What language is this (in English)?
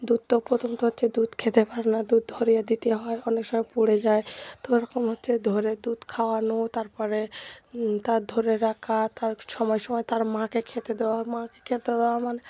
Bangla